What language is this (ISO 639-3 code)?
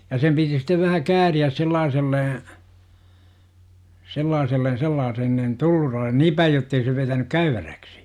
fin